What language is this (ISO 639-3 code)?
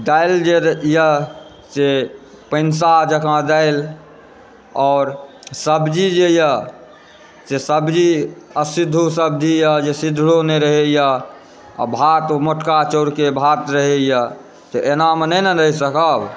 mai